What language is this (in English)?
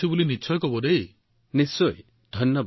Assamese